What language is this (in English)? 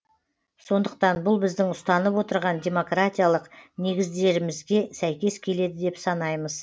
Kazakh